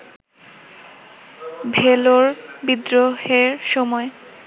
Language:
Bangla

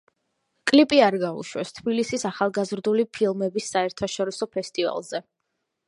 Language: Georgian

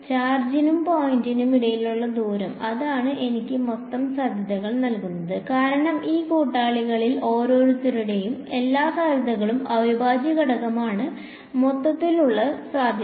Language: Malayalam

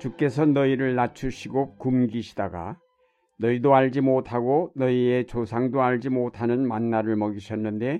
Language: Korean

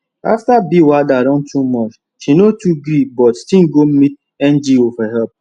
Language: Nigerian Pidgin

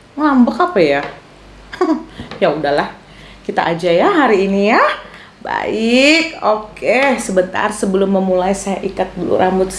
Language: Indonesian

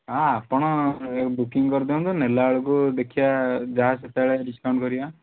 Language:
Odia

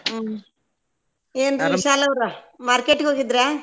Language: Kannada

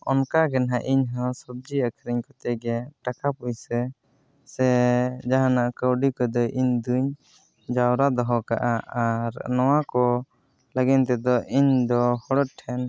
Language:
Santali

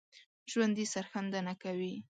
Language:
Pashto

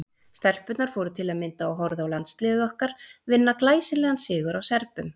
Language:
Icelandic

